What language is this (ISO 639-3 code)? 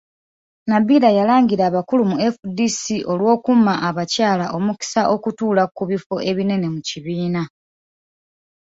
lug